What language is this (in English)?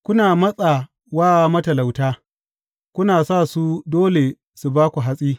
Hausa